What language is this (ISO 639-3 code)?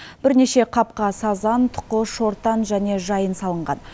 kaz